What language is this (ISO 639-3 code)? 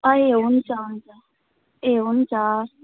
nep